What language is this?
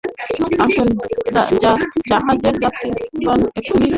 Bangla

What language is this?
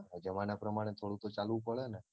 Gujarati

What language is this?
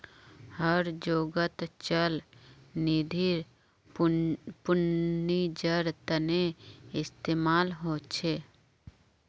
Magahi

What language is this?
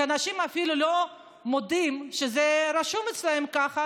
Hebrew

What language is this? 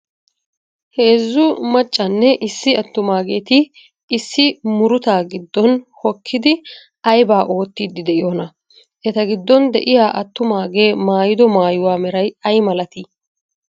Wolaytta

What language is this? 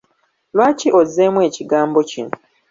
Ganda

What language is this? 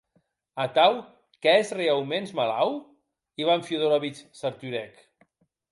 Occitan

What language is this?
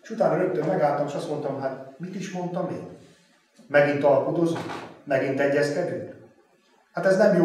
Hungarian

